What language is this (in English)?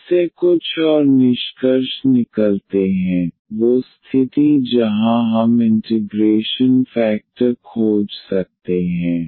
Hindi